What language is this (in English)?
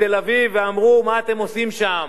Hebrew